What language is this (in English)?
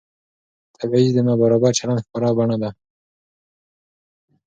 Pashto